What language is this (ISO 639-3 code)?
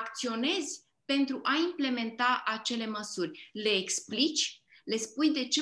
ron